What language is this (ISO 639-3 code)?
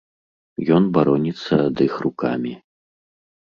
bel